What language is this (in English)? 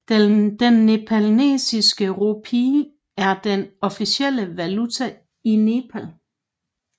Danish